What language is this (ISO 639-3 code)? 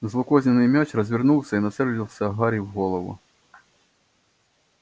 rus